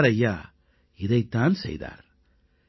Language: Tamil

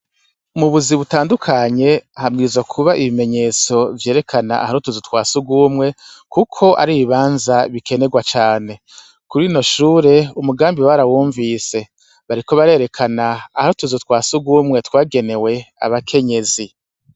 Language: Rundi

